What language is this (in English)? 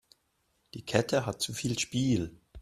German